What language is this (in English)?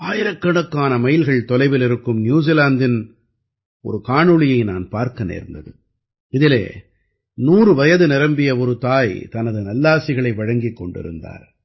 Tamil